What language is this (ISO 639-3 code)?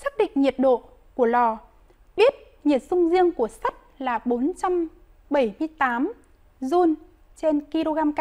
vie